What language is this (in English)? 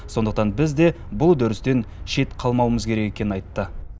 Kazakh